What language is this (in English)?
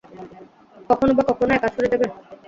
Bangla